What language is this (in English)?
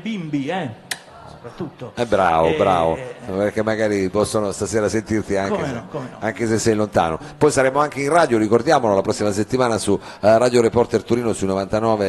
Italian